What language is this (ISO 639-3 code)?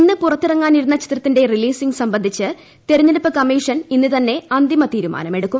mal